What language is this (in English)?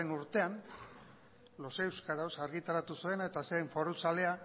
Basque